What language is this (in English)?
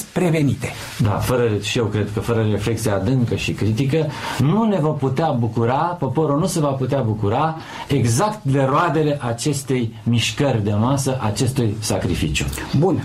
Romanian